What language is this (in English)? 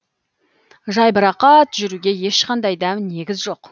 Kazakh